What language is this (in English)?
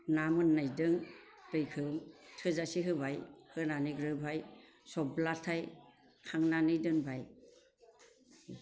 Bodo